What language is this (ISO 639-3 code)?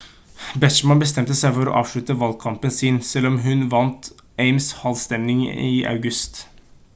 nob